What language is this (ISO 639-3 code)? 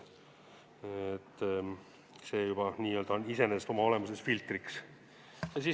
est